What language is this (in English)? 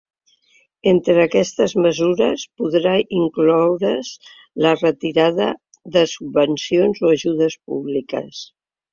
Catalan